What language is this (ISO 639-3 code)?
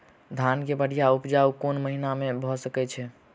mai